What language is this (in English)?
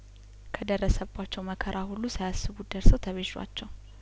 Amharic